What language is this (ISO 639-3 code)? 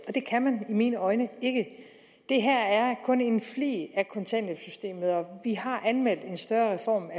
dan